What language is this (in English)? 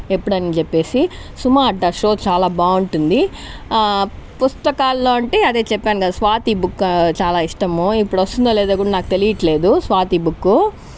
Telugu